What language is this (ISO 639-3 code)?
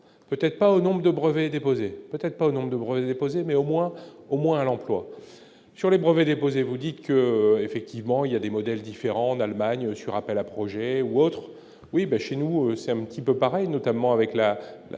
fra